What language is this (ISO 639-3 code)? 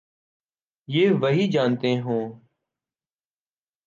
urd